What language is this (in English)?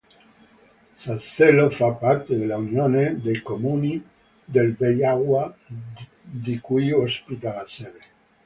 Italian